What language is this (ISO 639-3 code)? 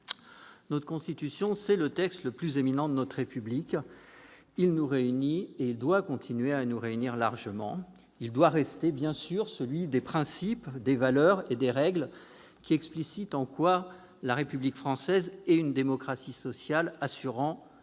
fra